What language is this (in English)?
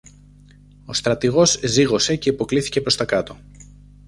Greek